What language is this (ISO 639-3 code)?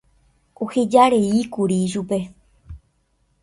grn